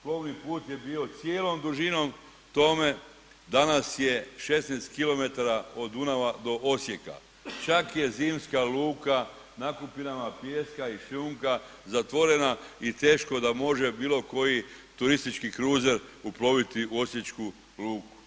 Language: Croatian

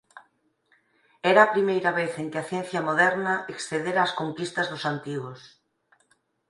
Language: Galician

